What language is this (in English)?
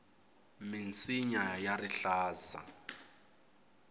Tsonga